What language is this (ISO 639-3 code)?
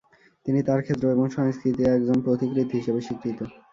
ben